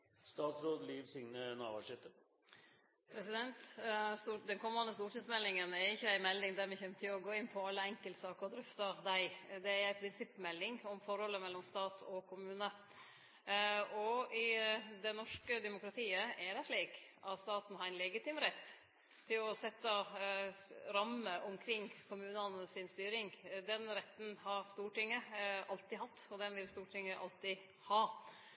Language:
Norwegian Nynorsk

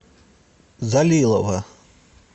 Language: Russian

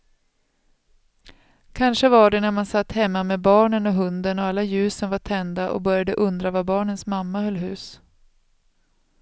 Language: Swedish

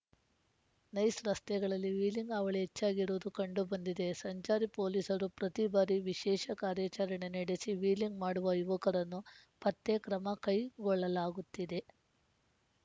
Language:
Kannada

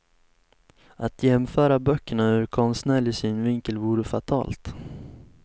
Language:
Swedish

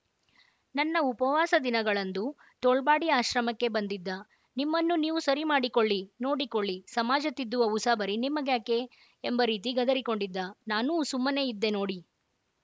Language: Kannada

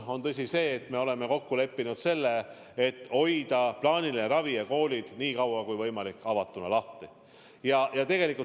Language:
Estonian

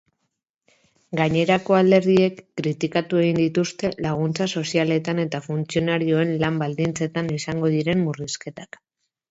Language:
Basque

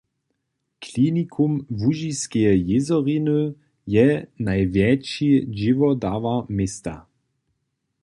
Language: Upper Sorbian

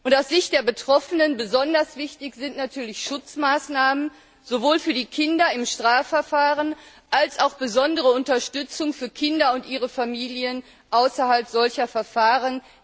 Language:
German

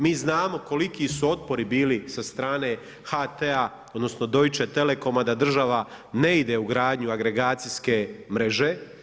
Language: Croatian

